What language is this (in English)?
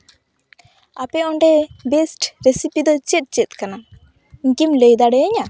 Santali